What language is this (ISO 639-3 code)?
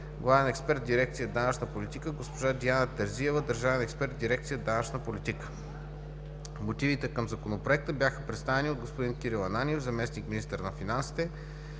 bul